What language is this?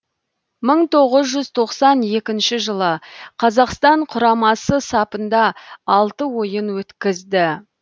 Kazakh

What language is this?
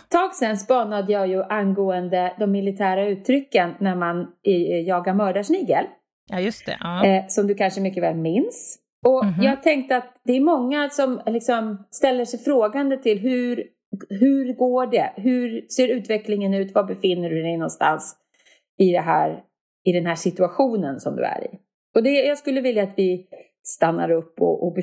Swedish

